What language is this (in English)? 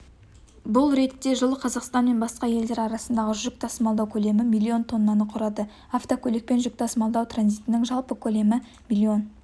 Kazakh